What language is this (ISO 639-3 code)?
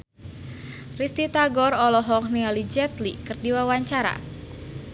sun